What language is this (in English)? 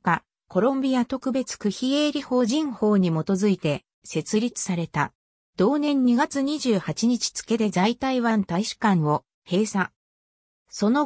Japanese